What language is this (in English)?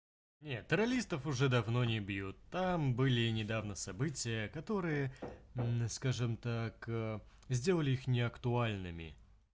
Russian